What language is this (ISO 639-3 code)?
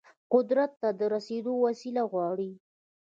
pus